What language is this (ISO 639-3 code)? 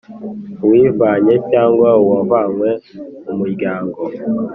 kin